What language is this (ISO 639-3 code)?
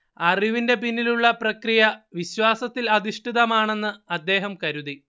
mal